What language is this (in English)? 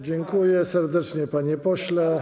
Polish